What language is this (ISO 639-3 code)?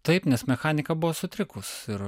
lit